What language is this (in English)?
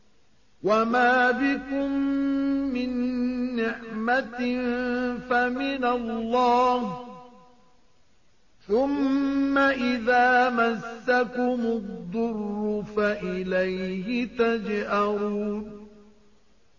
Arabic